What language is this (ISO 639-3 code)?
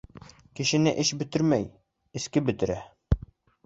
bak